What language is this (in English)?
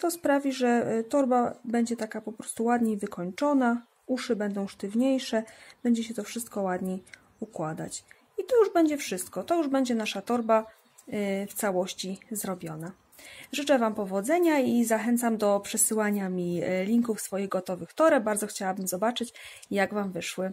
Polish